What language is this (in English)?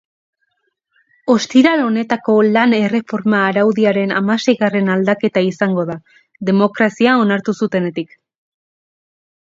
Basque